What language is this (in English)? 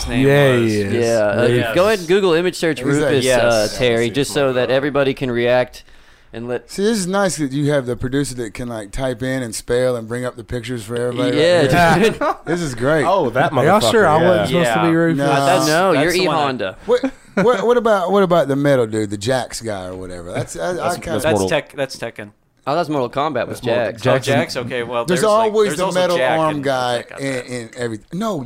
English